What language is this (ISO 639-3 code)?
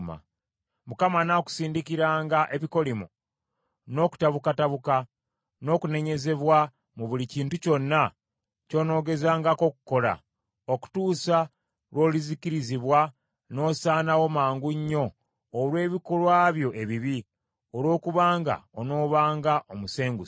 lug